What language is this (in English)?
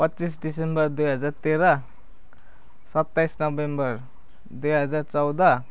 Nepali